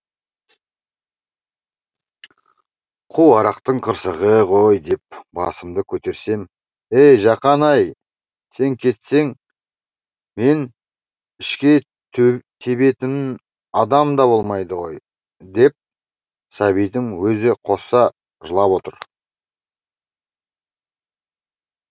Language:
Kazakh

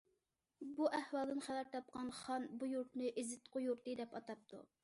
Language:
Uyghur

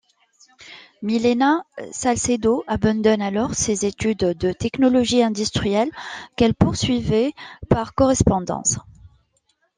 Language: French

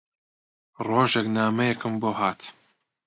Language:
Central Kurdish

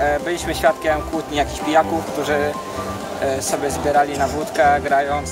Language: Polish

